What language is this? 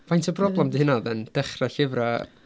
Welsh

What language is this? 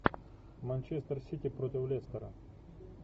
Russian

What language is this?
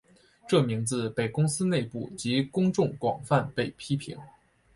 Chinese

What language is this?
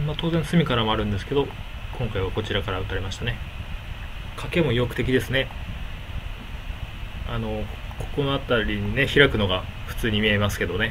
Japanese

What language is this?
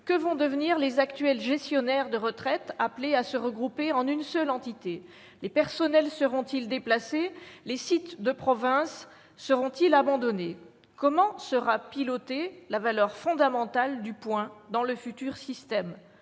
French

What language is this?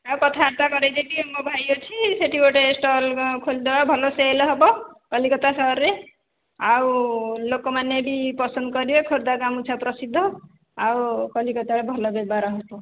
Odia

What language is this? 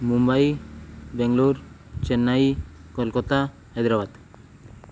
Odia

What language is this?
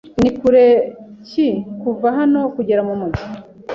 Kinyarwanda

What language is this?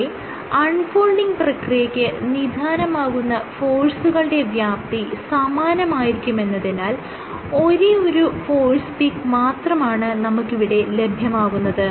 Malayalam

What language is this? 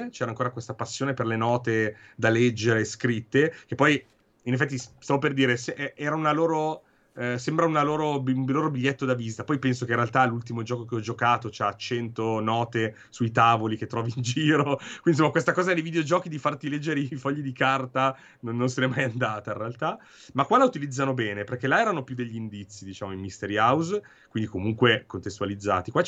Italian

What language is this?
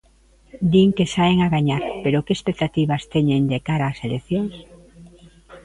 Galician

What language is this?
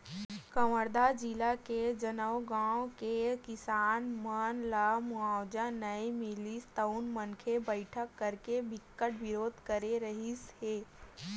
Chhattisgarhi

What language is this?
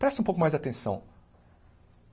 Portuguese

